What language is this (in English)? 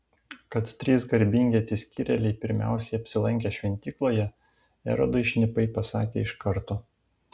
Lithuanian